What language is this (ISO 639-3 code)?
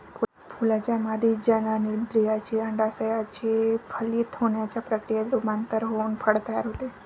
mar